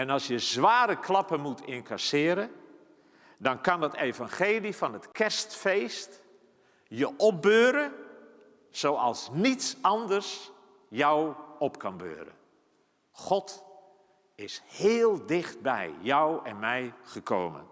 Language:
Dutch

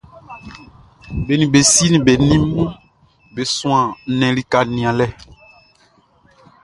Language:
Baoulé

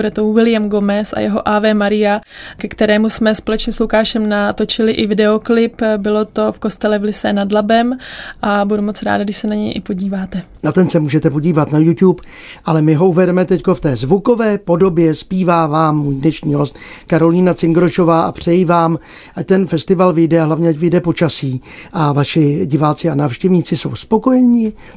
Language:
Czech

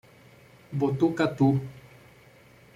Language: Portuguese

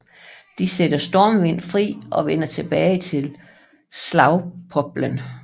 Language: Danish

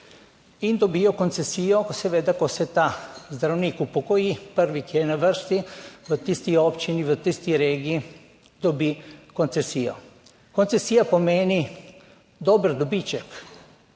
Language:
Slovenian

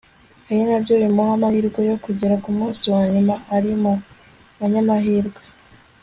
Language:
Kinyarwanda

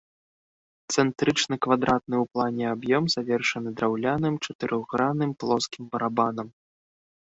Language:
Belarusian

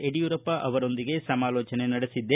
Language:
Kannada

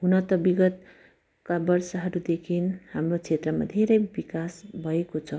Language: Nepali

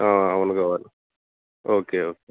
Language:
Telugu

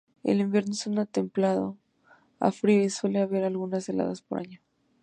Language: Spanish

